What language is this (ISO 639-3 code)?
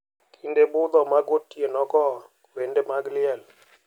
luo